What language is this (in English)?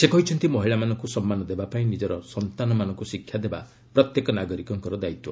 Odia